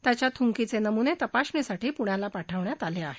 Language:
Marathi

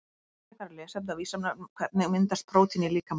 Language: Icelandic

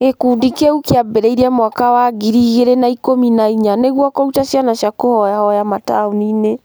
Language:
Kikuyu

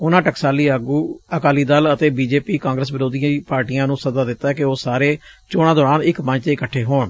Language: Punjabi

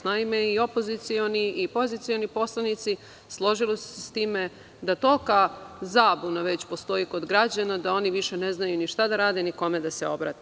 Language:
Serbian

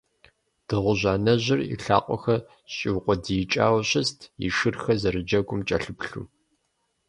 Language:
Kabardian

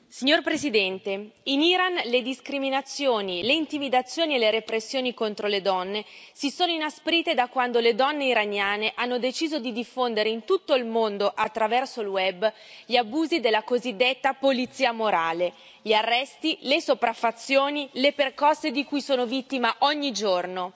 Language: Italian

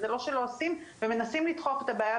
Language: Hebrew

